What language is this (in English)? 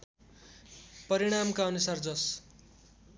Nepali